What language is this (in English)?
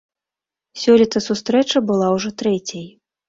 Belarusian